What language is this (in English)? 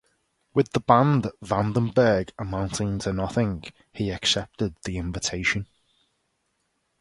English